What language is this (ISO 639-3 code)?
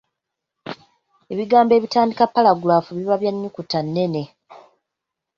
lug